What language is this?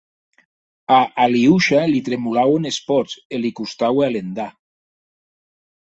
Occitan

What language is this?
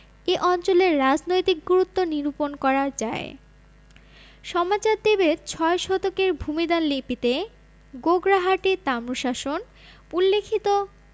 Bangla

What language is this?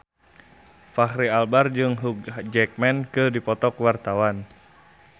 Sundanese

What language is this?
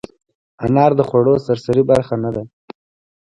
Pashto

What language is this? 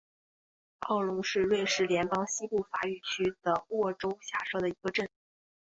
Chinese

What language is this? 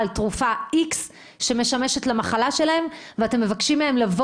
Hebrew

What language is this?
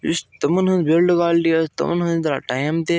Kashmiri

